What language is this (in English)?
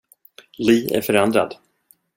Swedish